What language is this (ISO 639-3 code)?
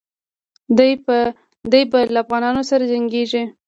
pus